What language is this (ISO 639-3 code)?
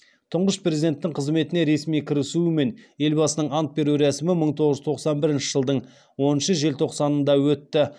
kaz